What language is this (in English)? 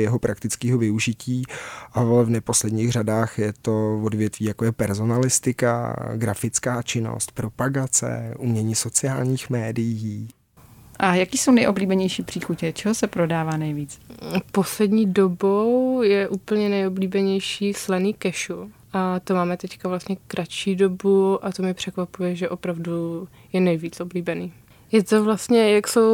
Czech